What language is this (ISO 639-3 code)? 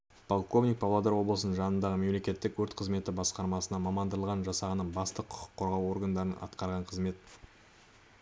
kaz